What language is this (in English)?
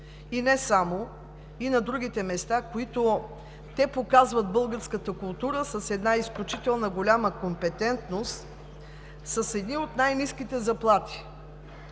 Bulgarian